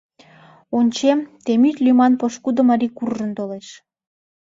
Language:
Mari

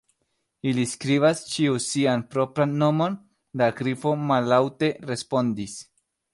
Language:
Esperanto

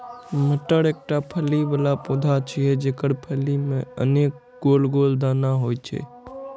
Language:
Maithili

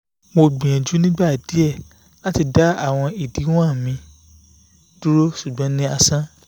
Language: Yoruba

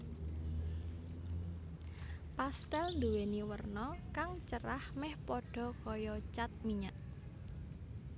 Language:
Javanese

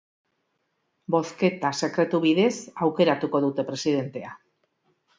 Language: Basque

